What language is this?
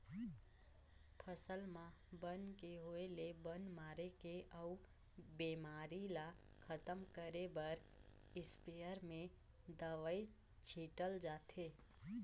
Chhattisgarhi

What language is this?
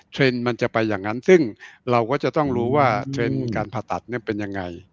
Thai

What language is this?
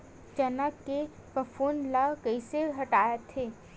Chhattisgarhi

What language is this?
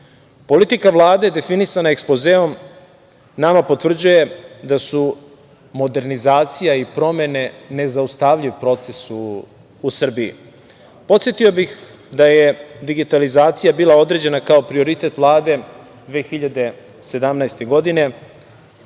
Serbian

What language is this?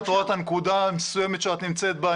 Hebrew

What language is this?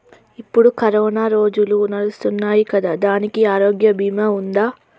Telugu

